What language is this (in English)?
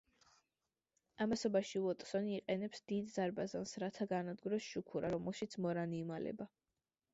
Georgian